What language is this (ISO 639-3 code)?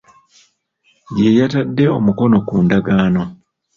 lug